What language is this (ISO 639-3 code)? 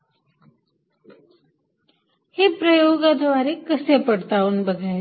mar